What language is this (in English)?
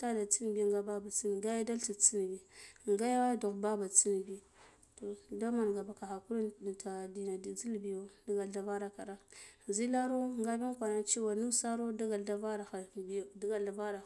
Guduf-Gava